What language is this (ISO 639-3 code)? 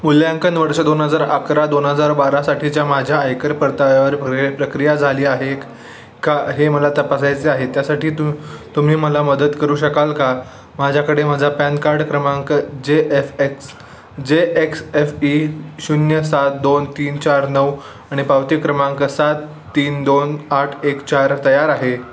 mar